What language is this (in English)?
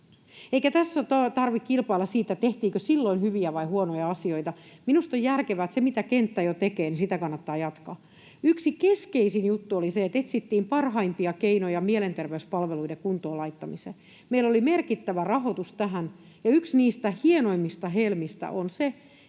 Finnish